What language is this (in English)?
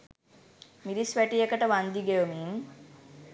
Sinhala